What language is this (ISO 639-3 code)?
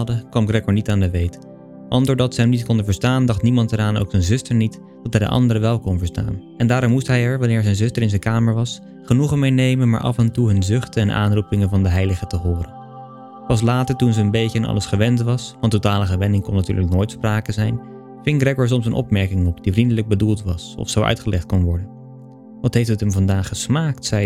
nld